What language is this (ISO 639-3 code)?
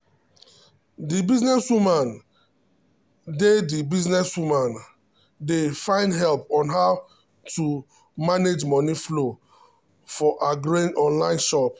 pcm